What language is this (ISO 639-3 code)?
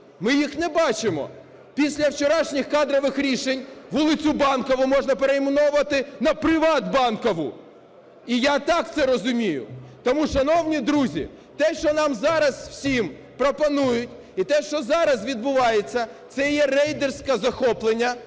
ukr